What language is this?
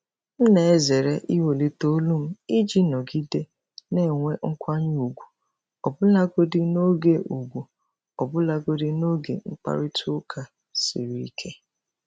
Igbo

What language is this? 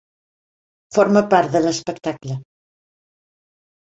Catalan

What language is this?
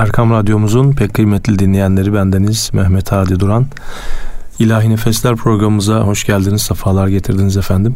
Turkish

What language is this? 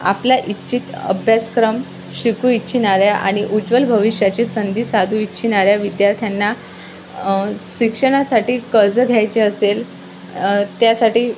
Marathi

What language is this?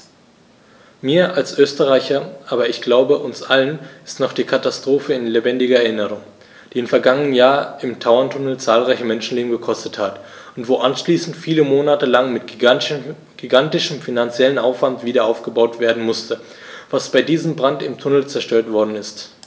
German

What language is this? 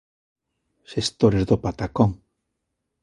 Galician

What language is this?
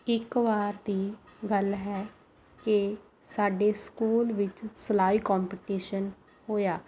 Punjabi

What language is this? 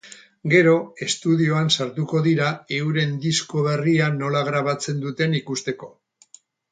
Basque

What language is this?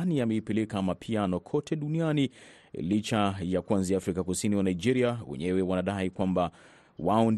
Swahili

